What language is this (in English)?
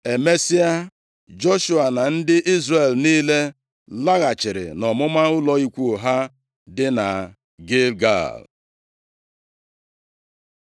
Igbo